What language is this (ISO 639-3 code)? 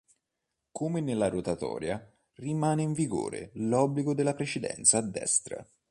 ita